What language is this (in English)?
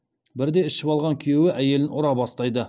Kazakh